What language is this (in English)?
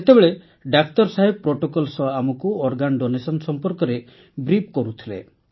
Odia